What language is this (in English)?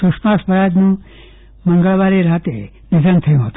Gujarati